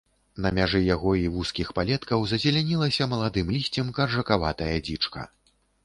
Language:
Belarusian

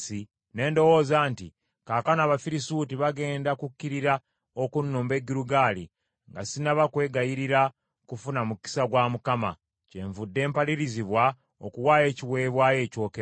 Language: Ganda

